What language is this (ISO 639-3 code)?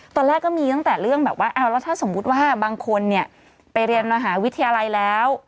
tha